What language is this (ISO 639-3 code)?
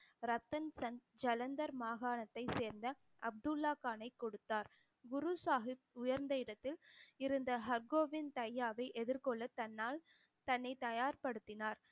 tam